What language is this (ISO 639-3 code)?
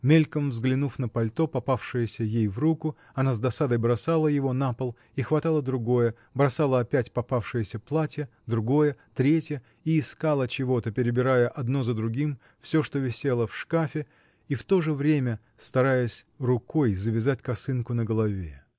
rus